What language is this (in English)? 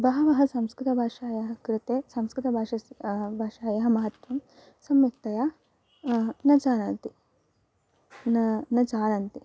Sanskrit